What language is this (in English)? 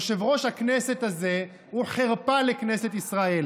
Hebrew